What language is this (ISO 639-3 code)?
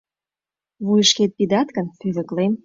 chm